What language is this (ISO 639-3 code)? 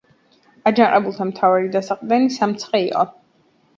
kat